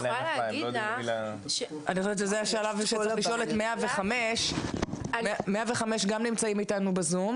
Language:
Hebrew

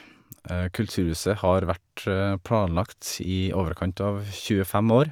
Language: Norwegian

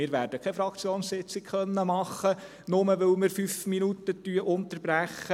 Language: Swiss German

